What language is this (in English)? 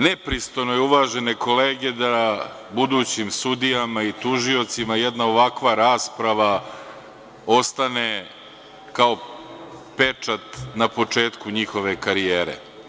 Serbian